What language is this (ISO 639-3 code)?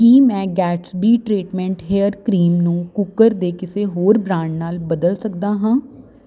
pan